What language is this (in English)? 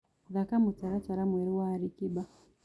Kikuyu